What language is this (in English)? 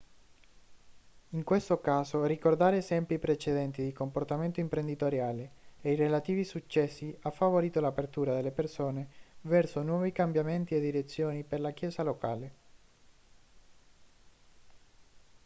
Italian